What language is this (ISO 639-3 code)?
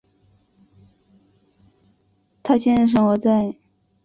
zho